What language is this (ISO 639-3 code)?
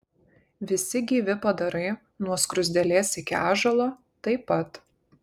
lit